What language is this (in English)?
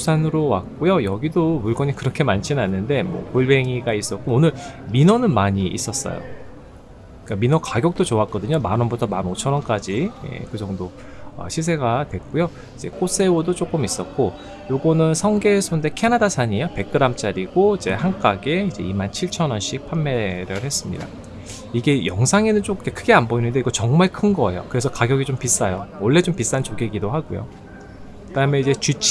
Korean